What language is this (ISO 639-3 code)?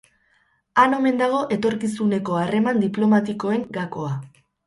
eus